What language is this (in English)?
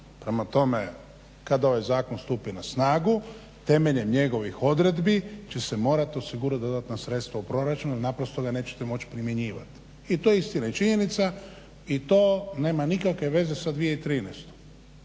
Croatian